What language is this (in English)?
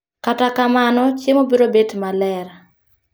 Luo (Kenya and Tanzania)